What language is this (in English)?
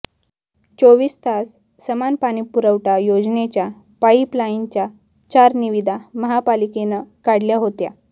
Marathi